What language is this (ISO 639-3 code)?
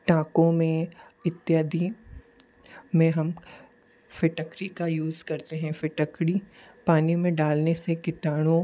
hin